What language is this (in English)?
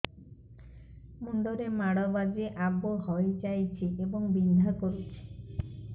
Odia